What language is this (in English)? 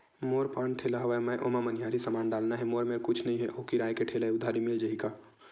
Chhattisgarhi